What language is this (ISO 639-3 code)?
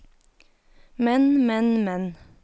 nor